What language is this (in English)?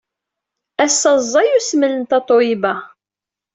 Kabyle